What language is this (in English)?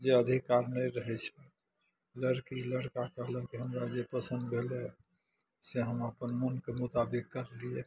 Maithili